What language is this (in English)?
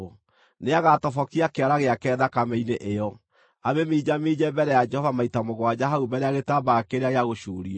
Kikuyu